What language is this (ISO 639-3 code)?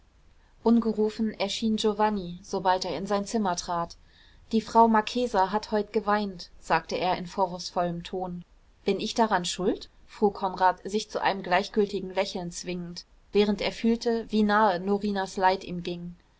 deu